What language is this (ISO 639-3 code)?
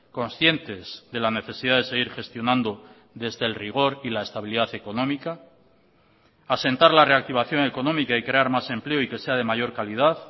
spa